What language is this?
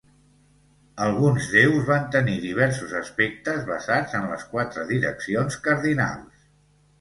Catalan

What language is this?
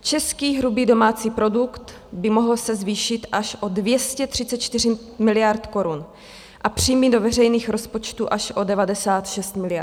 Czech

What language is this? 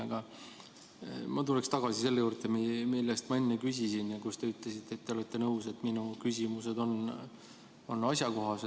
Estonian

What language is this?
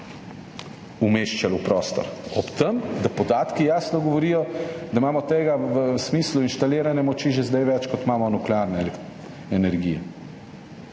Slovenian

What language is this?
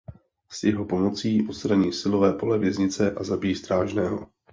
Czech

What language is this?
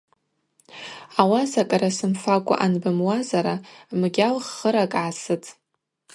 Abaza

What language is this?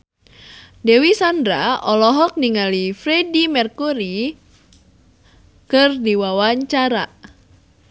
Sundanese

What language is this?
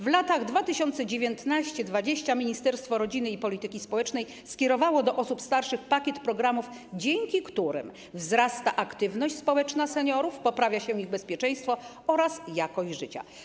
Polish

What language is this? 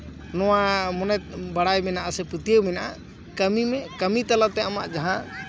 Santali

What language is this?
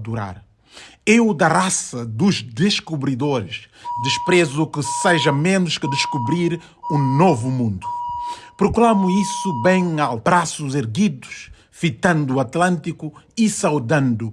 Portuguese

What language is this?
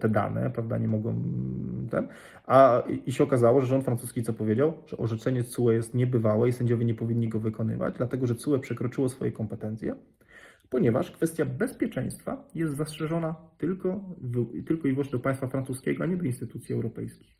Polish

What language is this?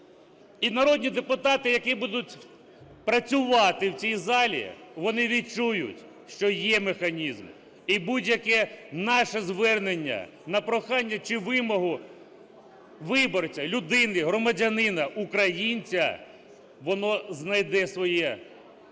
Ukrainian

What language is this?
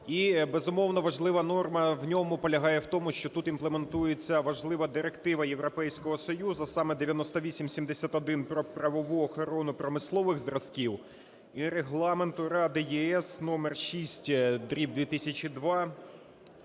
Ukrainian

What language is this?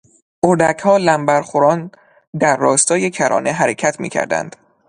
Persian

